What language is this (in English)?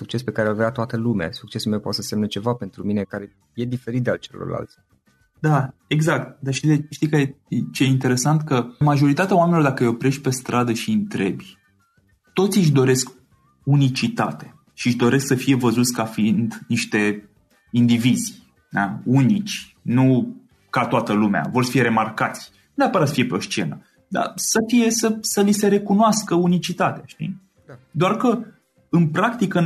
Romanian